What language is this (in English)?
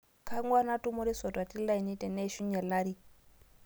Masai